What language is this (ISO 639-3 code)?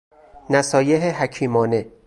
fas